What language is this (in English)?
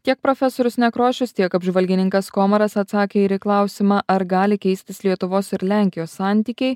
Lithuanian